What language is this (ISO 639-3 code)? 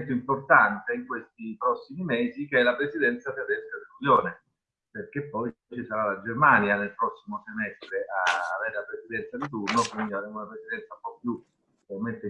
ita